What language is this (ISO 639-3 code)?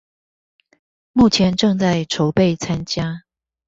zho